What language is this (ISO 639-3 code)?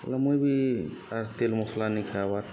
ori